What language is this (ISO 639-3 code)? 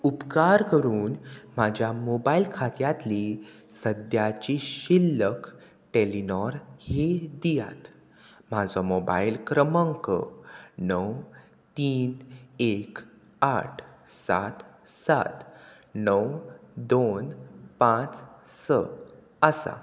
kok